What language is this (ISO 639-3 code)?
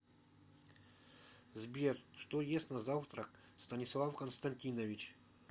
rus